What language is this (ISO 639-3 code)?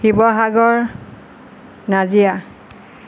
asm